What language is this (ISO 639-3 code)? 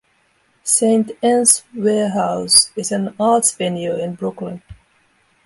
eng